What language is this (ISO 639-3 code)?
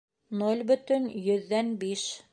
bak